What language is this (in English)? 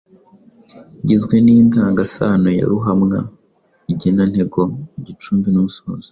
Kinyarwanda